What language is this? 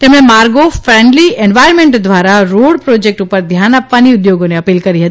Gujarati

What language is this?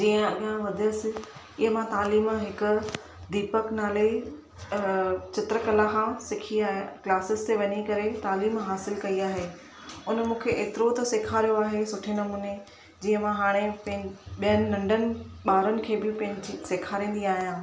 Sindhi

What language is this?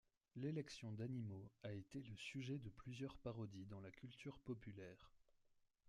French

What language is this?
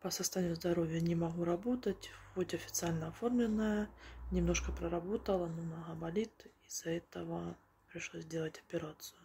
Russian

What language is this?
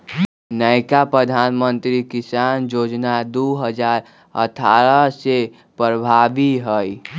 Magahi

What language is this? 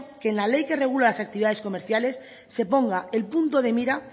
Spanish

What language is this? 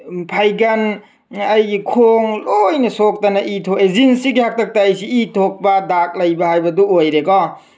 Manipuri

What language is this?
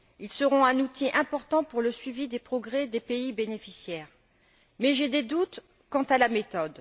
French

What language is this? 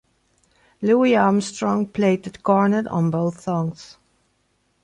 English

